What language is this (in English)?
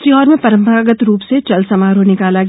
Hindi